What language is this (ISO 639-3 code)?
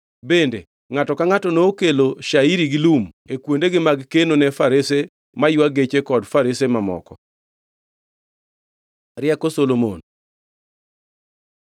luo